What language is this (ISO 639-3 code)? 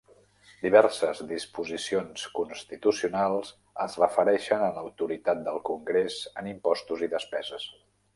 cat